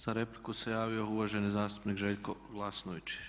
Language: Croatian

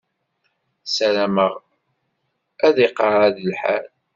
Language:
Kabyle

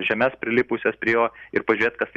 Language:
Lithuanian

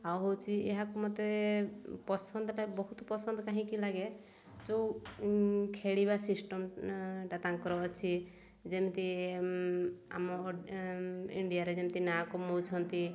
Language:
Odia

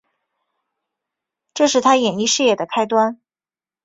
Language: Chinese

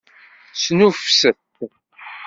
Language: Kabyle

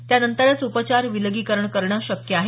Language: Marathi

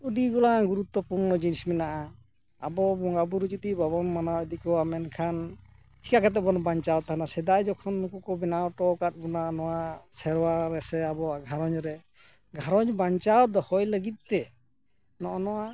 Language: Santali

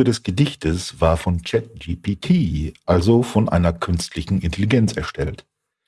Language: German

